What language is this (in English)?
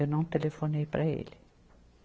Portuguese